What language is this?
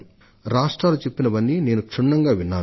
Telugu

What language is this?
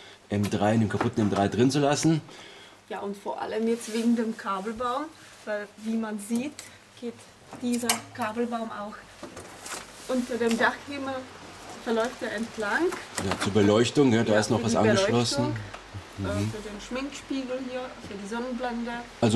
German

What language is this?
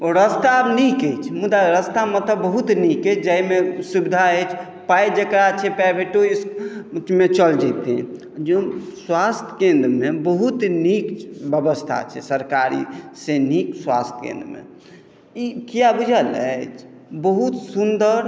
Maithili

